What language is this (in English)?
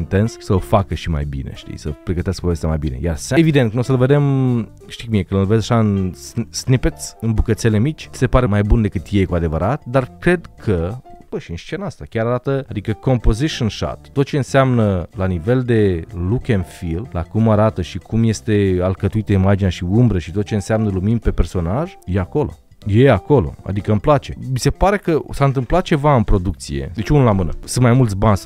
Romanian